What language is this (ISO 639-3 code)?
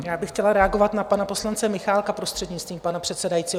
ces